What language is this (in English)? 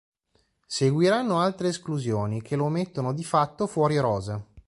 Italian